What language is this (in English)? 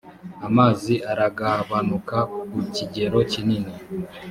Kinyarwanda